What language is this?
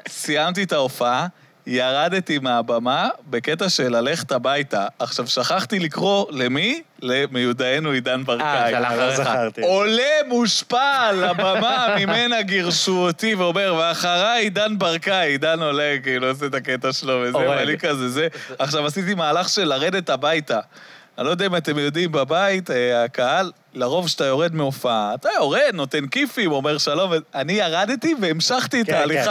Hebrew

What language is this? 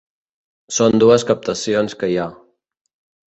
Catalan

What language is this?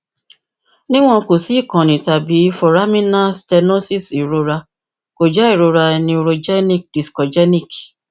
Yoruba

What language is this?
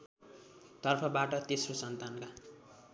Nepali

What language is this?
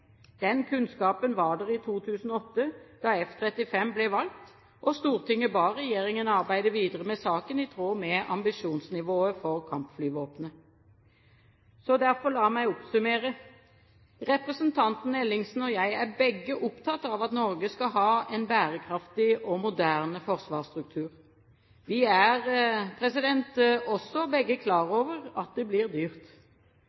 Norwegian Bokmål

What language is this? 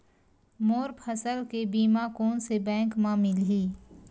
Chhattisgarhi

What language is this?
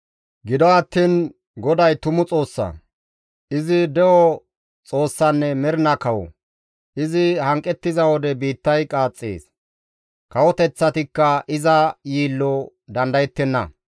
Gamo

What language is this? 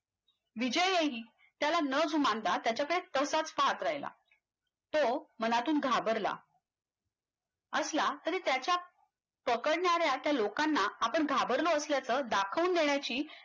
Marathi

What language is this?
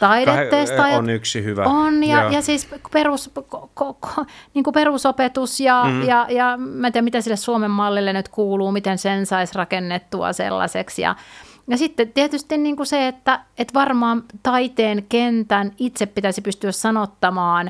Finnish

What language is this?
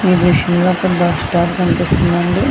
Telugu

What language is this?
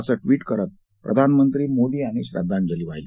Marathi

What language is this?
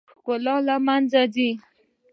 Pashto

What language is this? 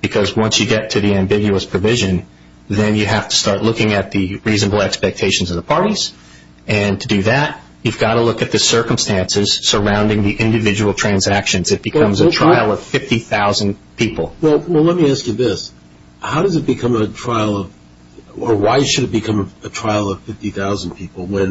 English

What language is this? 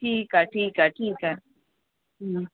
Sindhi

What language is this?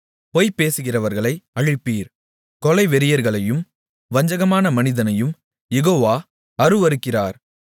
Tamil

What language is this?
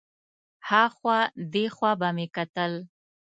Pashto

